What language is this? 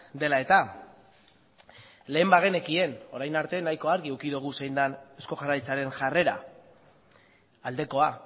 Basque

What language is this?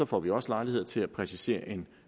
Danish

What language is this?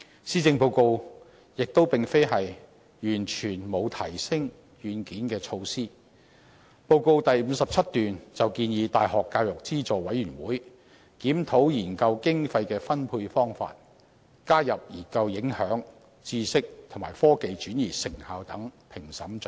Cantonese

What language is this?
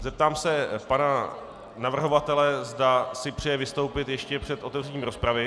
Czech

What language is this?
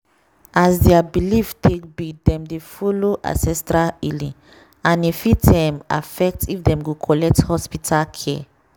Nigerian Pidgin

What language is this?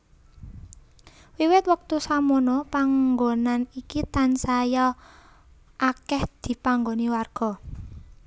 Javanese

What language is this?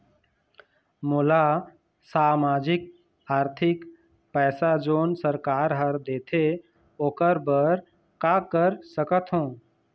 Chhattisgarhi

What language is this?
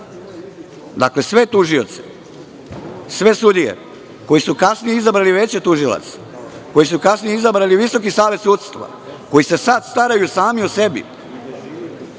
Serbian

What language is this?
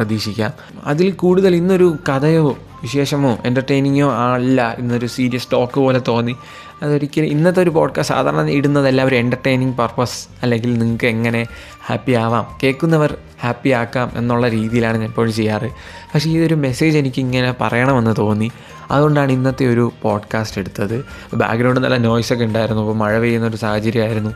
Malayalam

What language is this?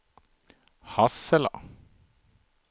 Swedish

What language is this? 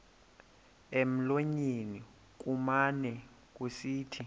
Xhosa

